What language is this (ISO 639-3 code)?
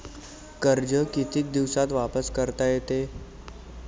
mar